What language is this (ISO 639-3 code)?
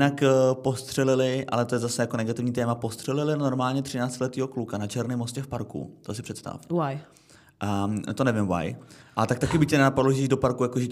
ces